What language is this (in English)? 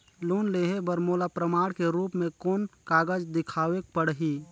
Chhattisgarhi